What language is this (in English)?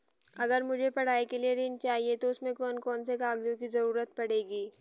Hindi